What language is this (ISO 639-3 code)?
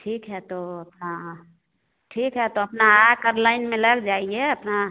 hin